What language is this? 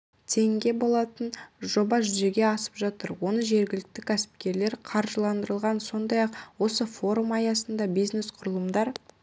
Kazakh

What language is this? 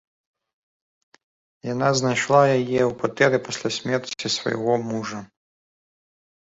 Belarusian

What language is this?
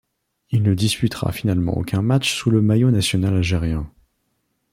French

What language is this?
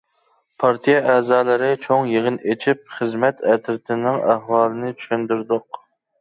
Uyghur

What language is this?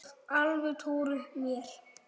Icelandic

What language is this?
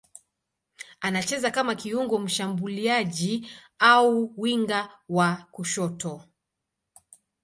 Swahili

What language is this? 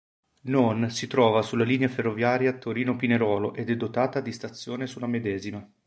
Italian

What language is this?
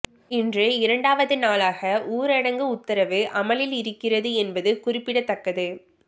Tamil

